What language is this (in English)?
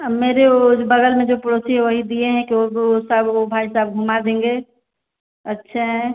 Hindi